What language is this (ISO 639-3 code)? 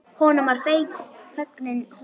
isl